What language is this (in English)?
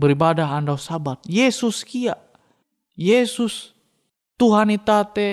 Indonesian